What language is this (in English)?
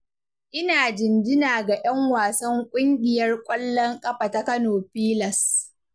Hausa